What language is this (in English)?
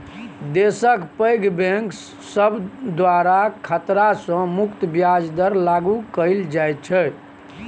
Maithili